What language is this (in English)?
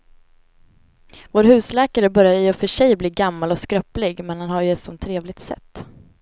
Swedish